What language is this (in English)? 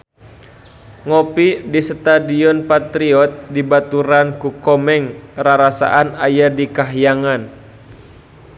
Sundanese